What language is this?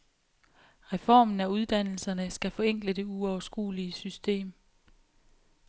Danish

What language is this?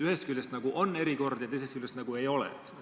Estonian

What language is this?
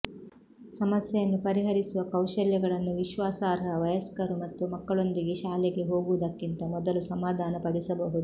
Kannada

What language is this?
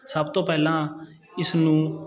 Punjabi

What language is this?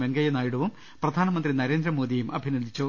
Malayalam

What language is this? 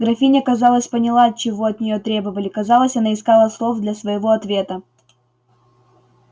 Russian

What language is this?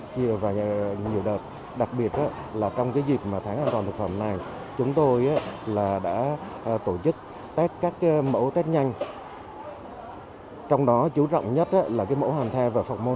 Vietnamese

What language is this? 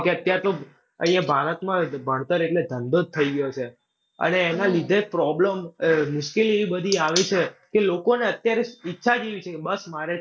Gujarati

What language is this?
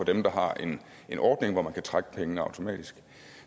Danish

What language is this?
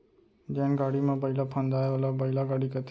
Chhattisgarhi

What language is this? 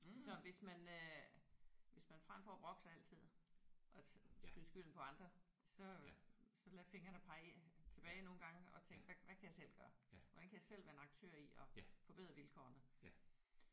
Danish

